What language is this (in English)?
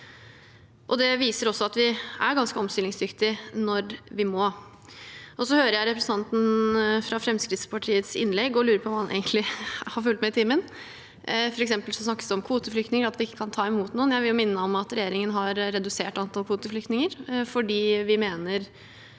Norwegian